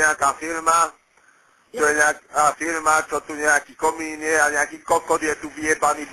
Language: Czech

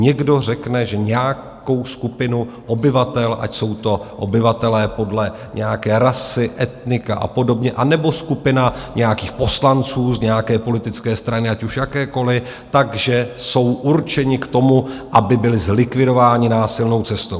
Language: Czech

